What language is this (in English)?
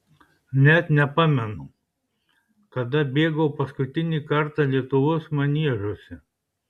Lithuanian